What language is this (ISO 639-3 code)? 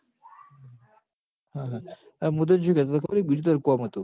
guj